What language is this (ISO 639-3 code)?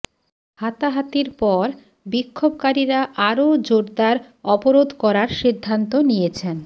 ben